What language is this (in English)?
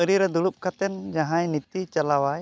Santali